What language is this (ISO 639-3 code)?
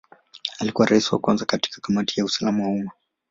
swa